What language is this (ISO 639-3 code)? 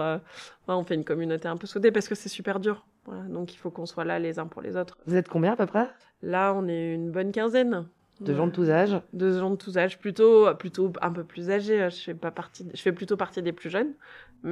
fra